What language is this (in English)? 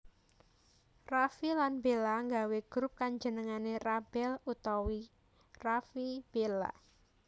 Javanese